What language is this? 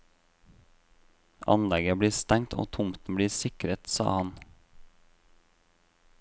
Norwegian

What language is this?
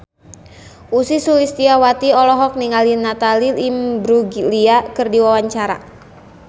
Sundanese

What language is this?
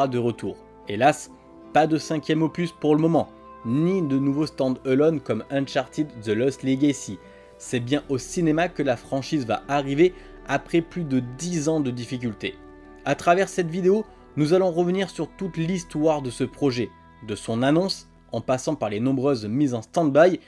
French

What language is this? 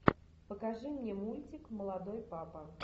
Russian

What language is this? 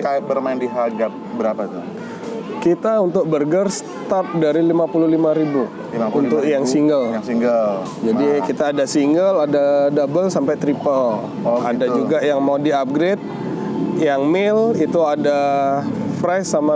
Indonesian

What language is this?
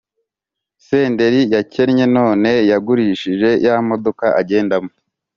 Kinyarwanda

